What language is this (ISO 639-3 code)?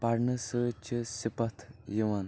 kas